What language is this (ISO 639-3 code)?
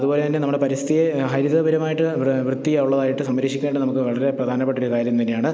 mal